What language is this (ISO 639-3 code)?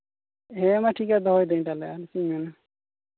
sat